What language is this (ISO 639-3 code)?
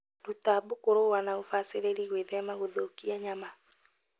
kik